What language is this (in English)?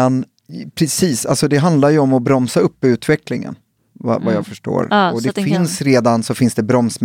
Swedish